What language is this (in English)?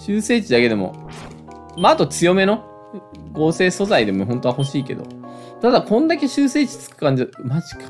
Japanese